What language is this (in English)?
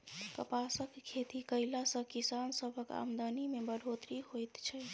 Maithili